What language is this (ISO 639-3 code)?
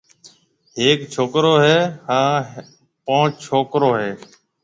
mve